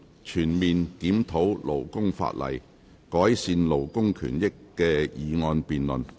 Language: Cantonese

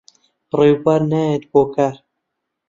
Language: Central Kurdish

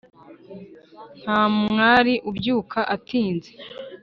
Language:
Kinyarwanda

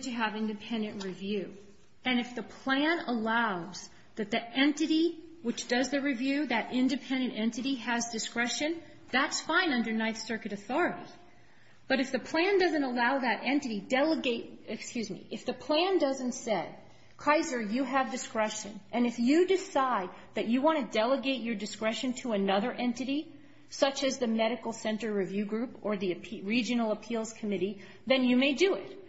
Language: English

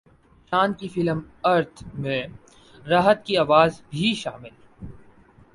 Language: Urdu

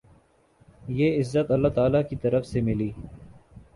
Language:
Urdu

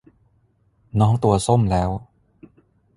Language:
Thai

